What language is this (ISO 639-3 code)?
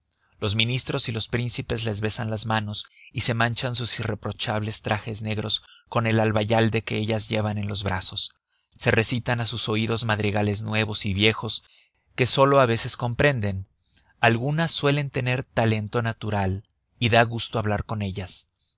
spa